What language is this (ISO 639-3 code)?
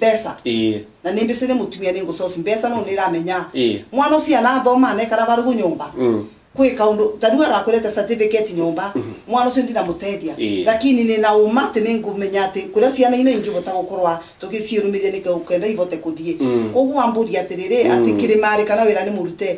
ita